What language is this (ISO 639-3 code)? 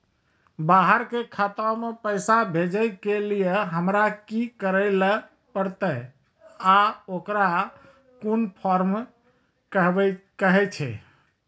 mai